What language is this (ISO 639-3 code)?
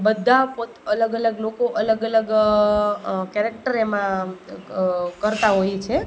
guj